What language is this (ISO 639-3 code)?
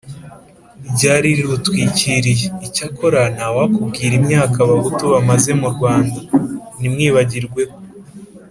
kin